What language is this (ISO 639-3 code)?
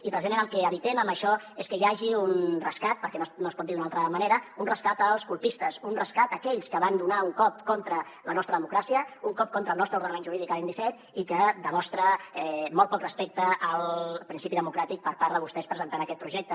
cat